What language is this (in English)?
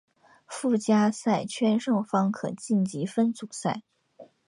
Chinese